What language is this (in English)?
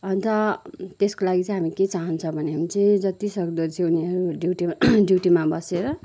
Nepali